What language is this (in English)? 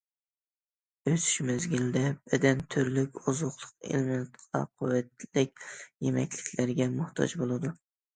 Uyghur